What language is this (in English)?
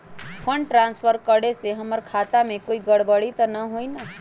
Magahi